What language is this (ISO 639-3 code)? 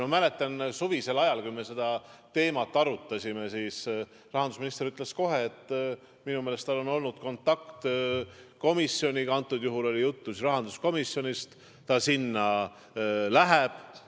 est